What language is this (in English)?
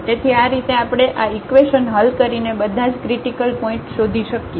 Gujarati